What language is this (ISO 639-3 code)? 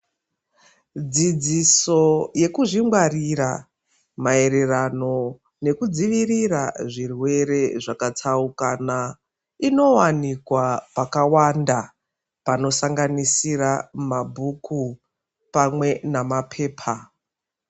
ndc